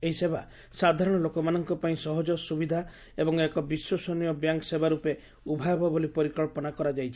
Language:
Odia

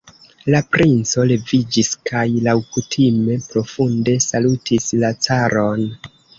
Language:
Esperanto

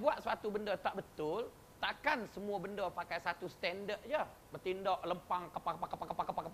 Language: Malay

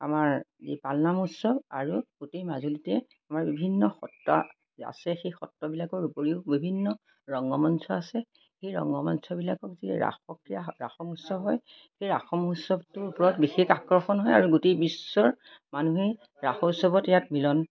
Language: Assamese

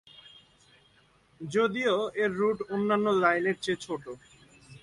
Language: Bangla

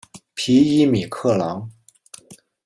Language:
Chinese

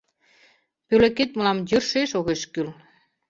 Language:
Mari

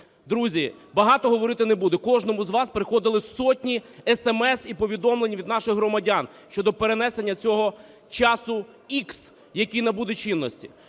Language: Ukrainian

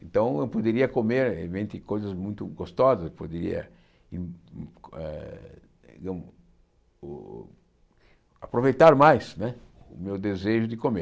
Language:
Portuguese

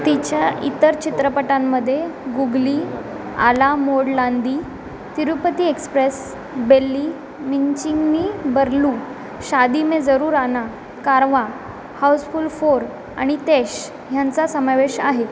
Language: Marathi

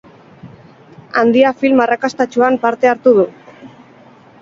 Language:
Basque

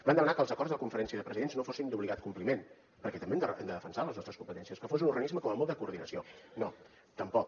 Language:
Catalan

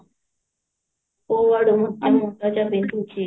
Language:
Odia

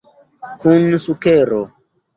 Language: Esperanto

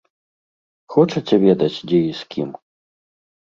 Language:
Belarusian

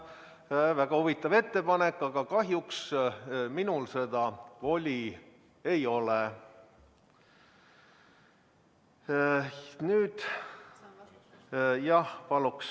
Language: Estonian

